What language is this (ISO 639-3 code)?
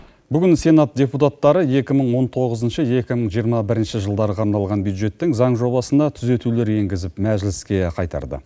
kaz